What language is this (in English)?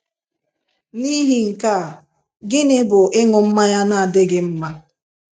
Igbo